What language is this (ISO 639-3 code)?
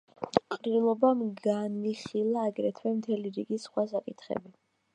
kat